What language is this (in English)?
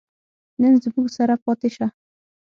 Pashto